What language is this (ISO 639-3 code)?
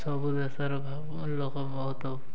ori